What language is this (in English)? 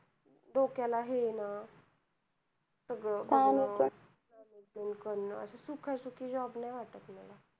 Marathi